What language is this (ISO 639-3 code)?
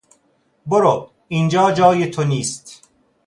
fas